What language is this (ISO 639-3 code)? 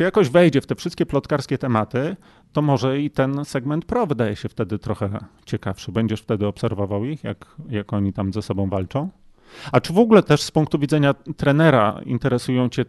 pol